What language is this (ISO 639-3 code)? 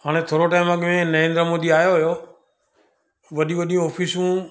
snd